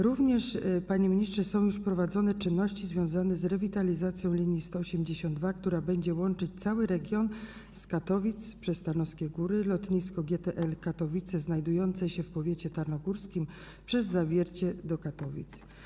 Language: Polish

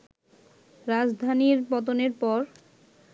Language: Bangla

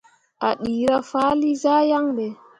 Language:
Mundang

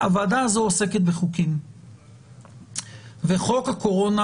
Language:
Hebrew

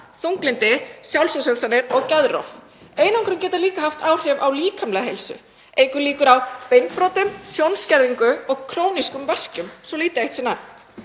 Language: Icelandic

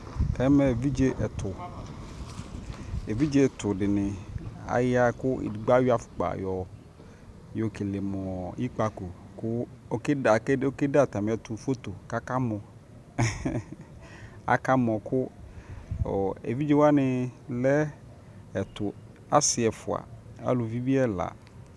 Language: Ikposo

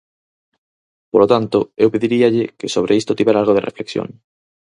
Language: Galician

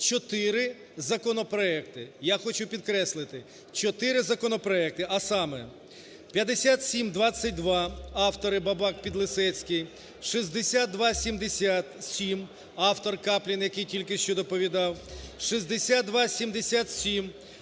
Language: Ukrainian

